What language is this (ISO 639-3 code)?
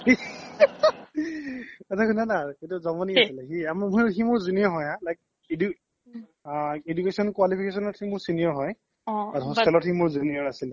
asm